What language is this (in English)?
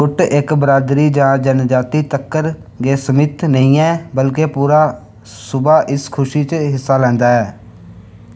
Dogri